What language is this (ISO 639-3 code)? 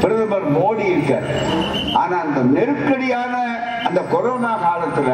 tam